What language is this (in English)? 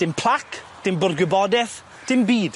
Welsh